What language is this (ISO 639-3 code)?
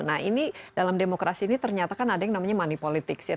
ind